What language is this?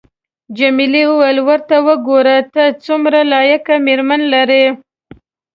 Pashto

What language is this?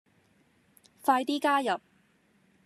Cantonese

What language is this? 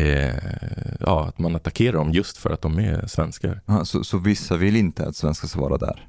Swedish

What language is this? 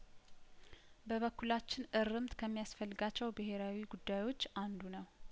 Amharic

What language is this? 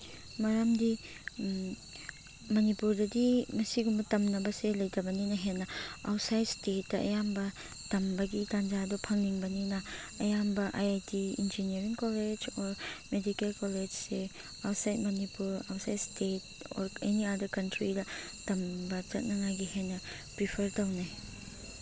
Manipuri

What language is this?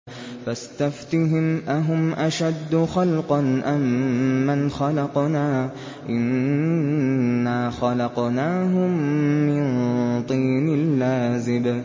Arabic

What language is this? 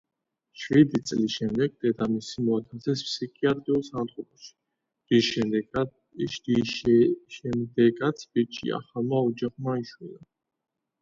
Georgian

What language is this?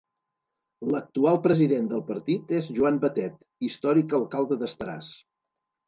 Catalan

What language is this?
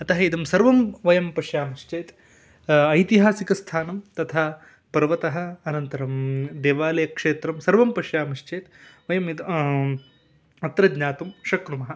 Sanskrit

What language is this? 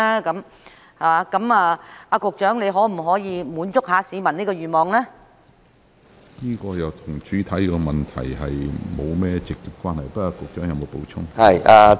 Cantonese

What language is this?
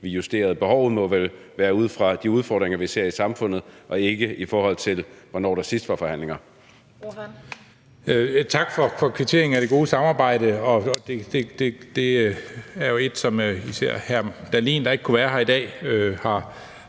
Danish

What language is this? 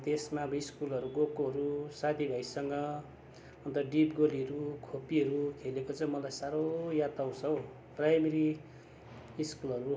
Nepali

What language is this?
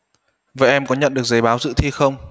Vietnamese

